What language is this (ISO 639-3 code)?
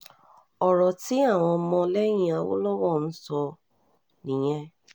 yor